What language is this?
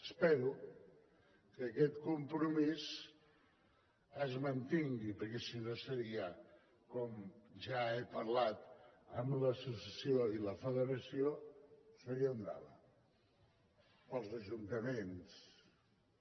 Catalan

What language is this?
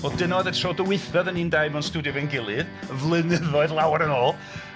Welsh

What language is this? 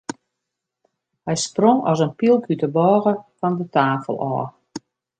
Western Frisian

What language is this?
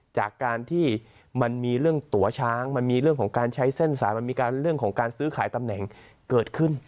Thai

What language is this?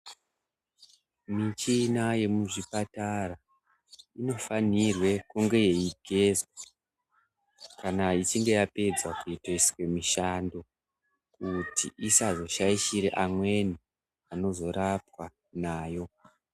Ndau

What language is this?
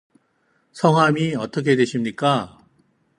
Korean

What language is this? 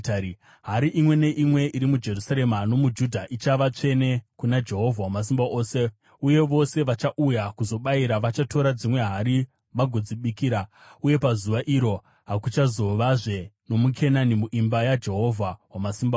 Shona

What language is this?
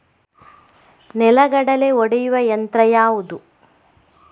Kannada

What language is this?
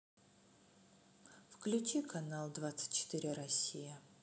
Russian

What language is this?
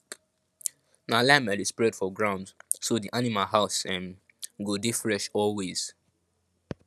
Nigerian Pidgin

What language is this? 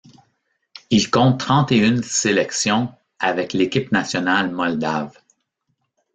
French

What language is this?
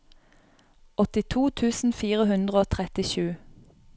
Norwegian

